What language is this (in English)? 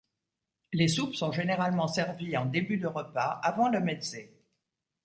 French